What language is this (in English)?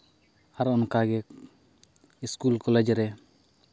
Santali